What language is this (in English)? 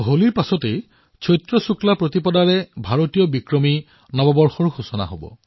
Assamese